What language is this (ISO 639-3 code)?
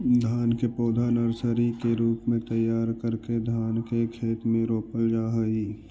mag